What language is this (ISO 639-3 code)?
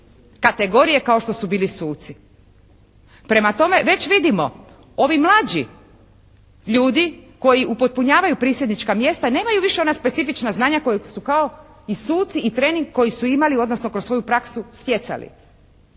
hrv